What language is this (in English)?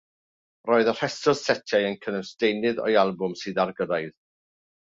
Welsh